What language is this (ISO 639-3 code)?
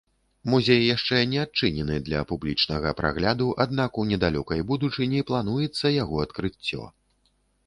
bel